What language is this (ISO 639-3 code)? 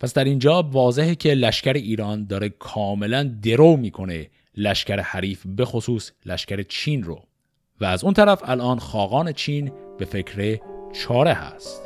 fas